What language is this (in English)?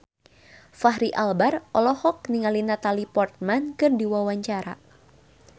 Sundanese